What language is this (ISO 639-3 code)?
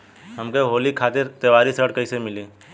bho